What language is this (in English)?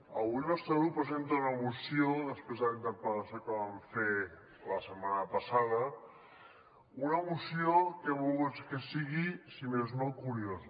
Catalan